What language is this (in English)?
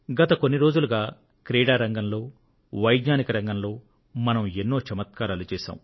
Telugu